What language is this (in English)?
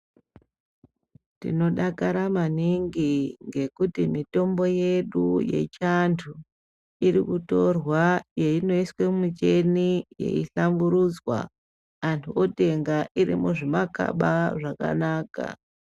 Ndau